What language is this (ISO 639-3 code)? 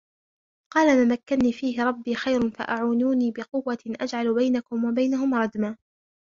ara